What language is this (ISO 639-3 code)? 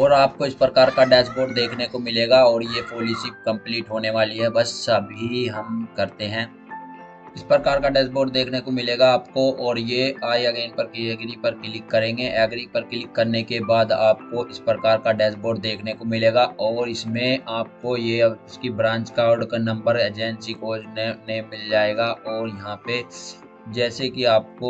hin